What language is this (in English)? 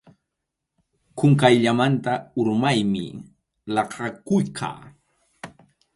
Arequipa-La Unión Quechua